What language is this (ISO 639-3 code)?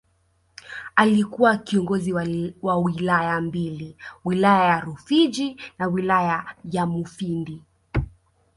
swa